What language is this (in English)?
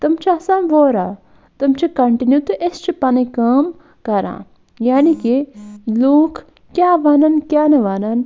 Kashmiri